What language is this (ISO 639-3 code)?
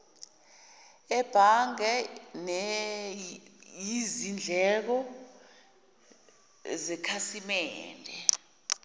zul